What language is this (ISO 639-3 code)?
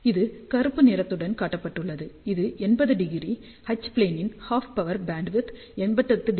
tam